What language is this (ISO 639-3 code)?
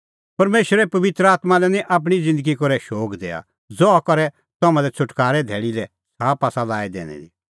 kfx